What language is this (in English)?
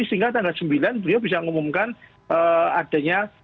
Indonesian